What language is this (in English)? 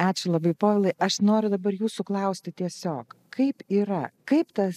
Lithuanian